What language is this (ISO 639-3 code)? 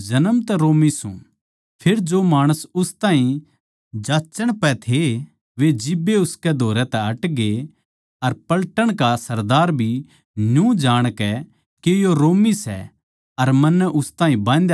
bgc